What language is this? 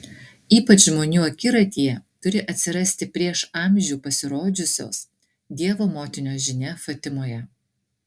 Lithuanian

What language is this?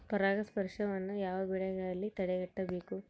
Kannada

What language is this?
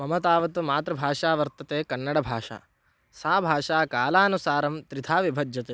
Sanskrit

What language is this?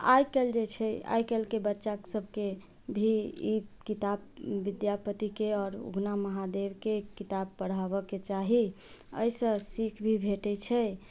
Maithili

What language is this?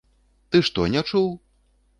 Belarusian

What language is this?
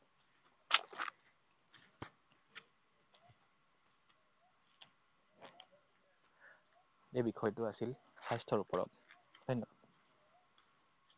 Assamese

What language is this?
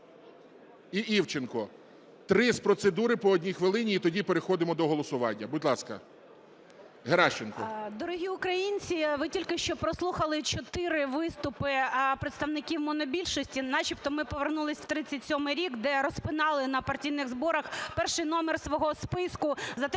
Ukrainian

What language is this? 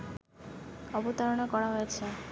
Bangla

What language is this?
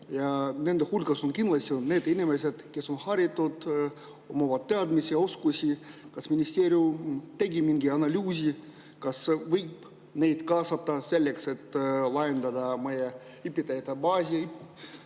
Estonian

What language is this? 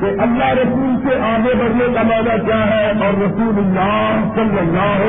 Urdu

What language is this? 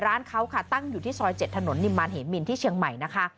Thai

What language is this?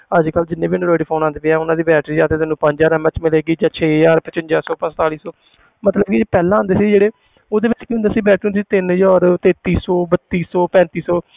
Punjabi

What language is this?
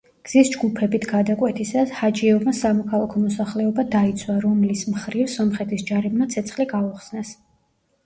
Georgian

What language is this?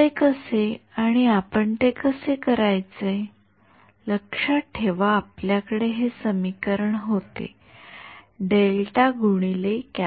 Marathi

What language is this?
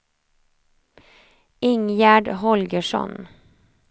Swedish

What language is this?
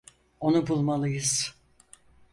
Turkish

